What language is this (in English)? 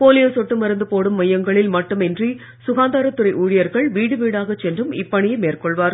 Tamil